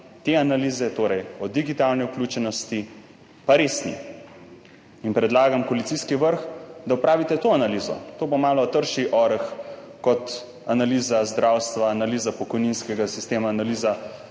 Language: Slovenian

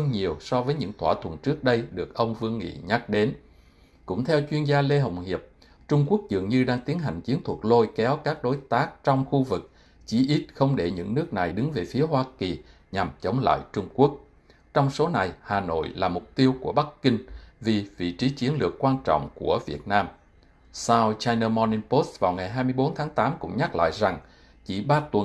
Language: Vietnamese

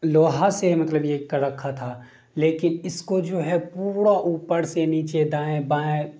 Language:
Urdu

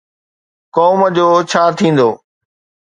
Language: Sindhi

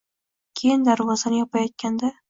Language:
Uzbek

